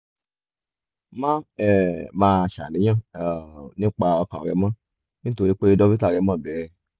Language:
Yoruba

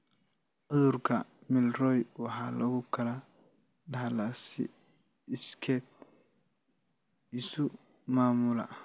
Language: Somali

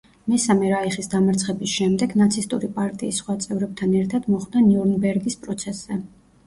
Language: Georgian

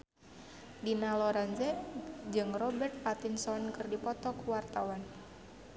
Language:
Sundanese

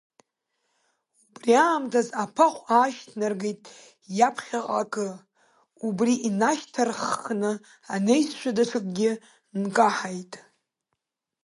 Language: Abkhazian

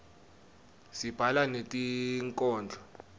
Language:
Swati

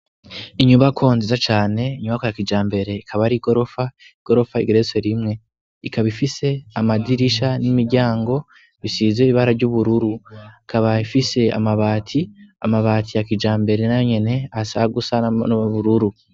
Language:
Rundi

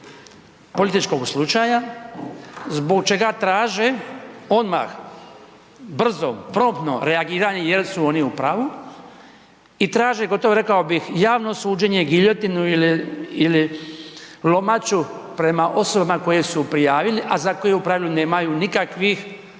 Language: Croatian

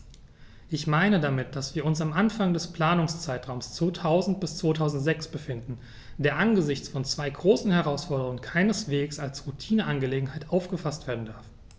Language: German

